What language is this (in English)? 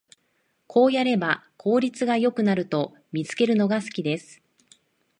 Japanese